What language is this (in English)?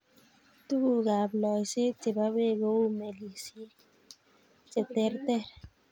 Kalenjin